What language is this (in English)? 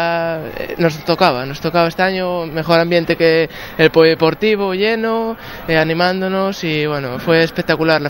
Spanish